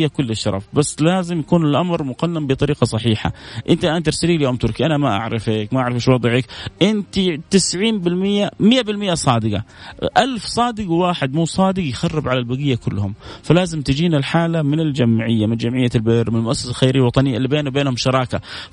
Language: Arabic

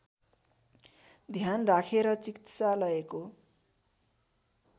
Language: Nepali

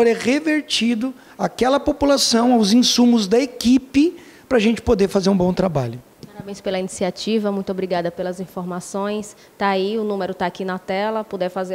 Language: Portuguese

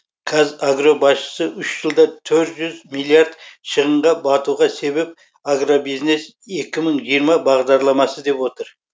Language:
Kazakh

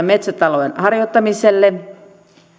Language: Finnish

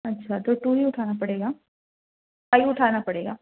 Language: Urdu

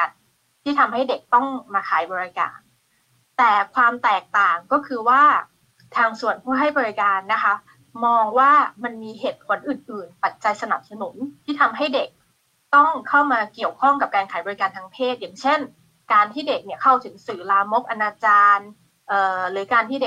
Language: Thai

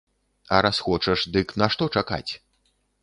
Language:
Belarusian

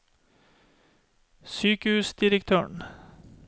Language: Norwegian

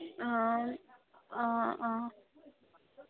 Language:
Assamese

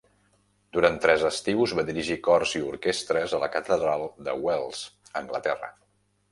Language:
Catalan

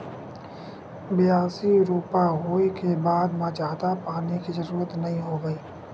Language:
Chhattisgarhi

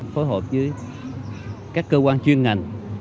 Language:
Vietnamese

